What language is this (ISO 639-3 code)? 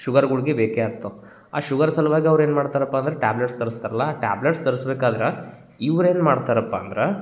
kan